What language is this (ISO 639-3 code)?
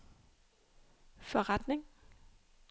dan